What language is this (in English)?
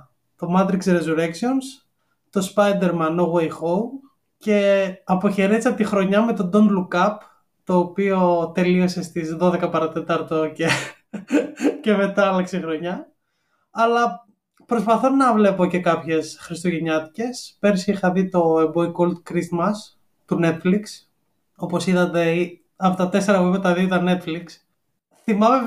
Greek